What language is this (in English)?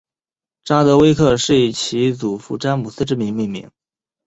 Chinese